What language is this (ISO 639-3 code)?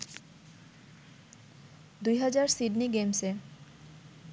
ben